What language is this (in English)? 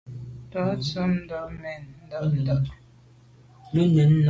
Medumba